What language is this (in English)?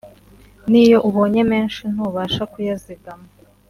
Kinyarwanda